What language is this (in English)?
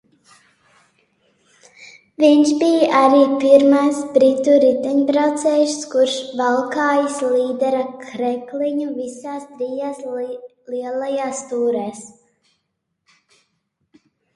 Latvian